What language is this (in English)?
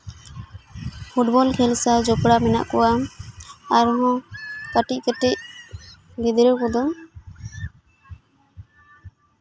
Santali